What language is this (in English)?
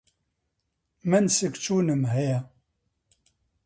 Central Kurdish